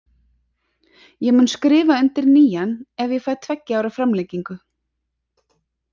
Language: Icelandic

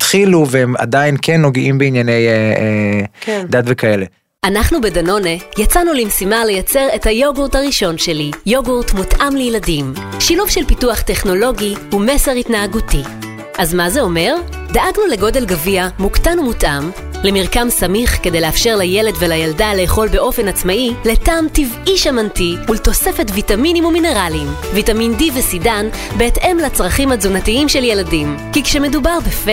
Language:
Hebrew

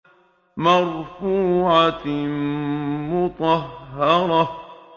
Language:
Arabic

